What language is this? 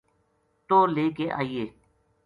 Gujari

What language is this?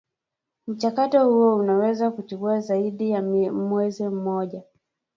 Swahili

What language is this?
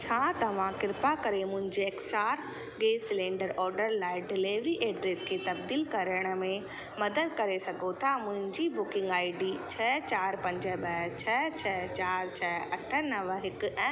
Sindhi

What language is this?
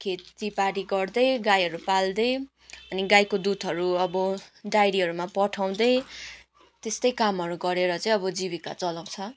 Nepali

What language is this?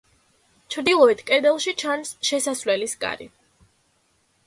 Georgian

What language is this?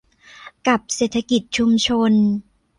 Thai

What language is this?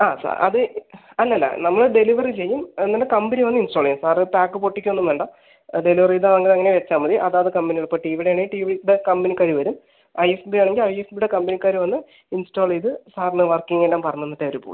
Malayalam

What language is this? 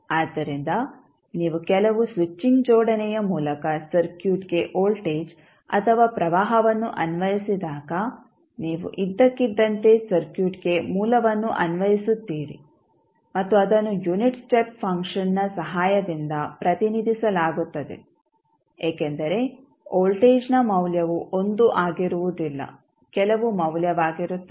Kannada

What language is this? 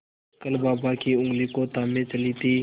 Hindi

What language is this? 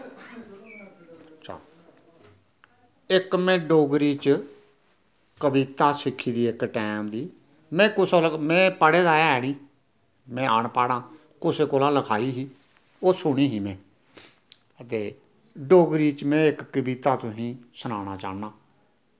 Dogri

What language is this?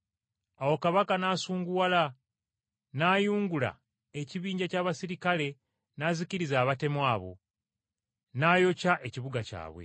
Ganda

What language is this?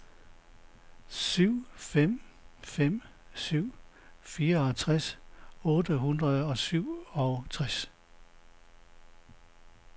Danish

